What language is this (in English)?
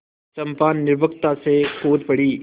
Hindi